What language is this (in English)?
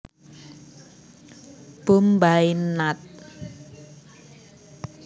Javanese